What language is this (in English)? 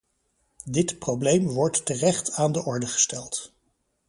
Dutch